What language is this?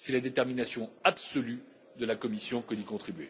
French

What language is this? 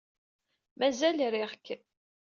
Kabyle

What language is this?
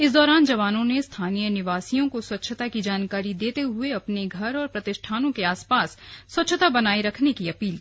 Hindi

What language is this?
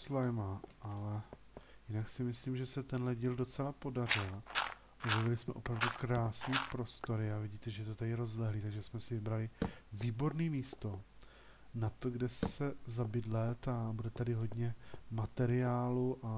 Czech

